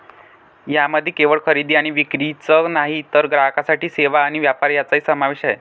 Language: Marathi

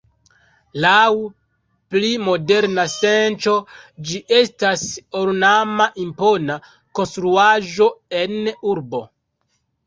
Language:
Esperanto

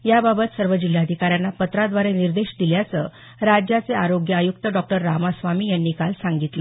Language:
Marathi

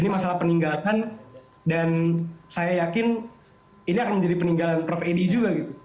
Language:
Indonesian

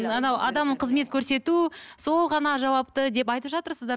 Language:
Kazakh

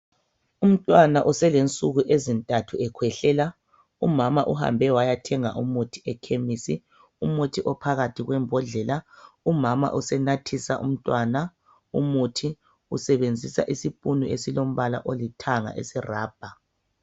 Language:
North Ndebele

